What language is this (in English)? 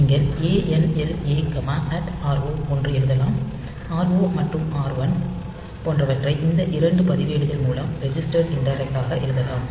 Tamil